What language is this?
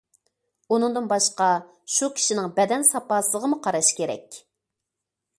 Uyghur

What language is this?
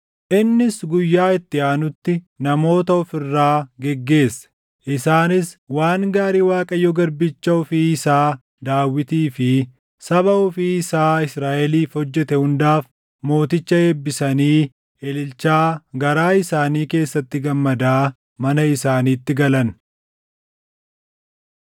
Oromo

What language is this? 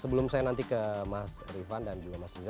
Indonesian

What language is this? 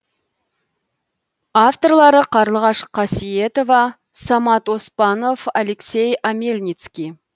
Kazakh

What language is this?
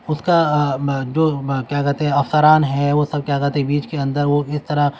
Urdu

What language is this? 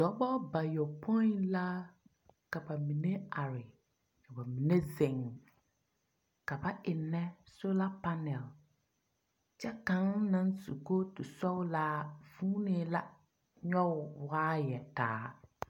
Southern Dagaare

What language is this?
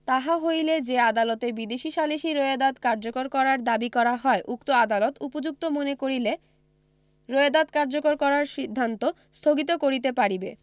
Bangla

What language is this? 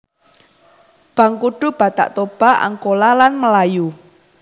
Javanese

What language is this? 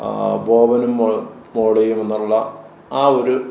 Malayalam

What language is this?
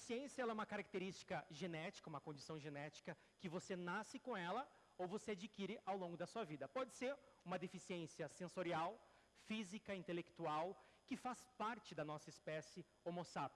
Portuguese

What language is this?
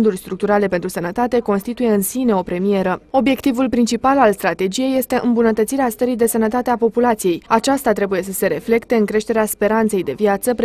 Romanian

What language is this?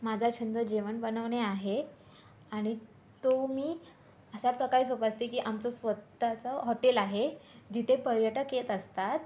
Marathi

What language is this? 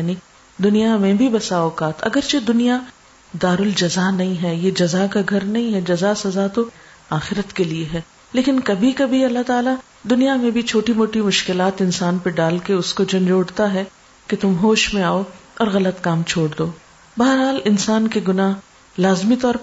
Urdu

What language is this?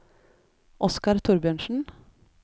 Norwegian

